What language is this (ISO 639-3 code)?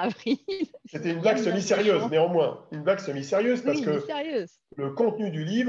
fra